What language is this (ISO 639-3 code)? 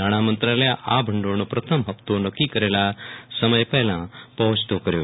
guj